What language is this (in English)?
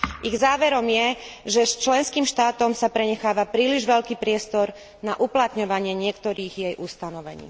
Slovak